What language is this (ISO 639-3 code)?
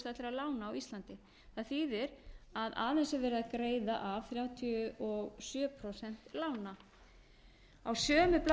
isl